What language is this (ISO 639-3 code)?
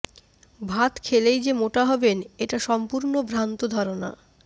ben